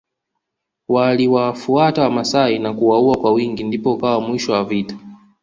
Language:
Swahili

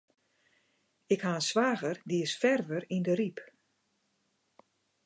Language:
Western Frisian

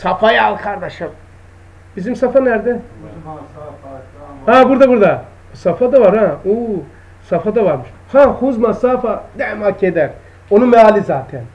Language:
Turkish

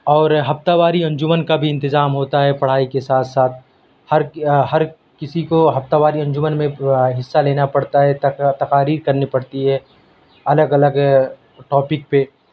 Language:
Urdu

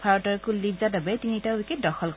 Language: Assamese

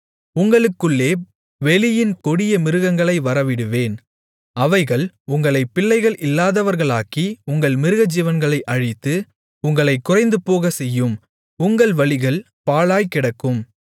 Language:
Tamil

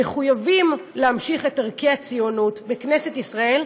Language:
Hebrew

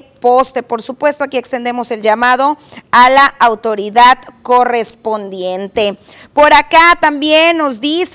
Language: Spanish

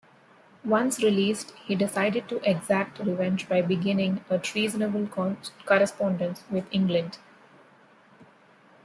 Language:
English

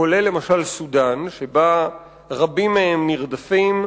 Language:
Hebrew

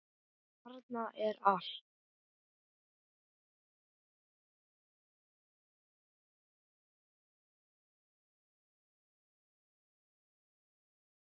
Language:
Icelandic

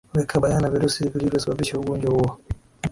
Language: Swahili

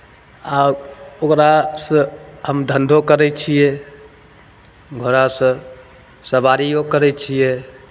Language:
Maithili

